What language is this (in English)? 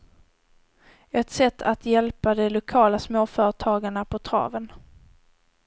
Swedish